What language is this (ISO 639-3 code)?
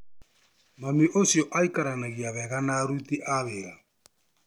kik